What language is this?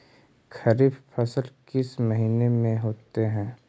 Magahi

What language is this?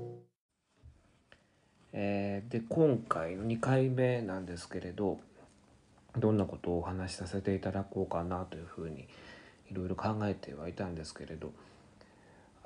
Japanese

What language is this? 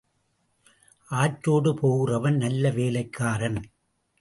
Tamil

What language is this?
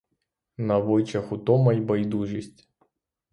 Ukrainian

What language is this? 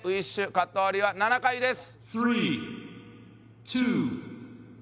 Japanese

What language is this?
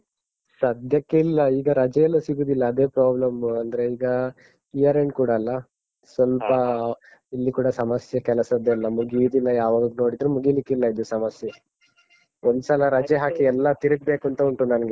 Kannada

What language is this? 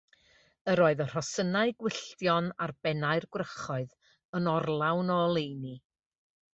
Welsh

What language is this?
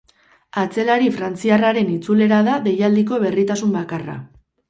Basque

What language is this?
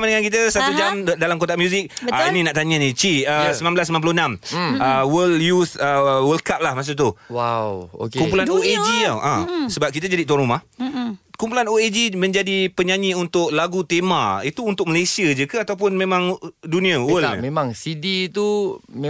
Malay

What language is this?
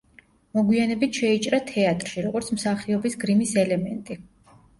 Georgian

